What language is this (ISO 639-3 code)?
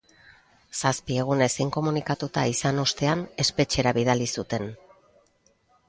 eus